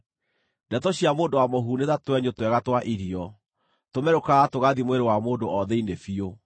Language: Kikuyu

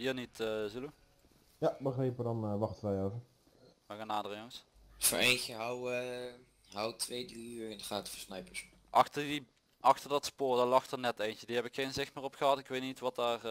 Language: Dutch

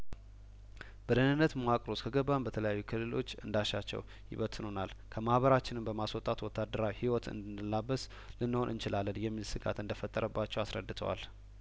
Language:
Amharic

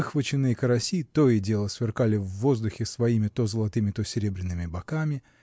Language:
Russian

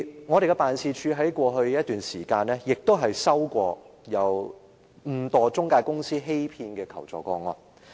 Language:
Cantonese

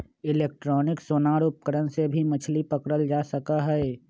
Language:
Magahi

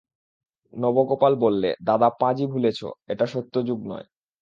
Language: Bangla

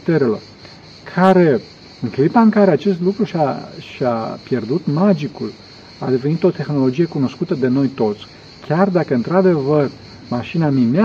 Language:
Romanian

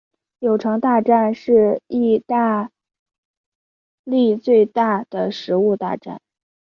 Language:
Chinese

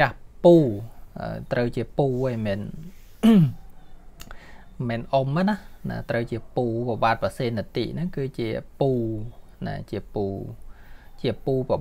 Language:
Thai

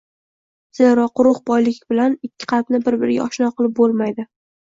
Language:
Uzbek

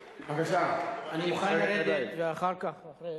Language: Hebrew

